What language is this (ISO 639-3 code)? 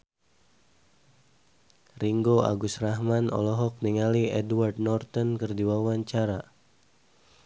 sun